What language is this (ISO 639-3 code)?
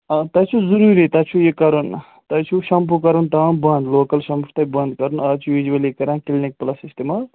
kas